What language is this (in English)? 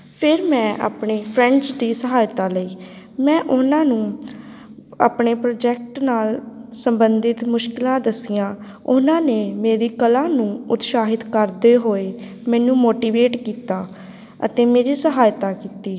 Punjabi